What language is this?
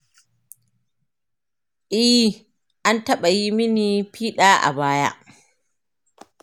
Hausa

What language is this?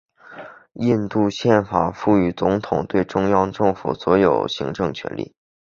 Chinese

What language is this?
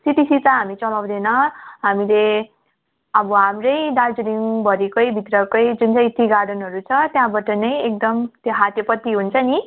Nepali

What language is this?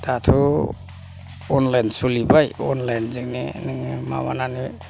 Bodo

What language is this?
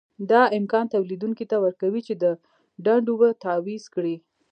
Pashto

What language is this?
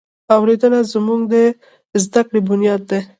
Pashto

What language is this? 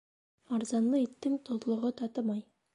Bashkir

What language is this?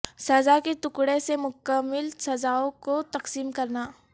Urdu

